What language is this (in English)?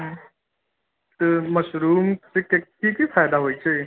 Maithili